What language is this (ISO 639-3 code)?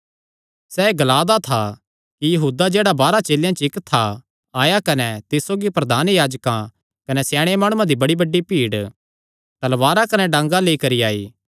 xnr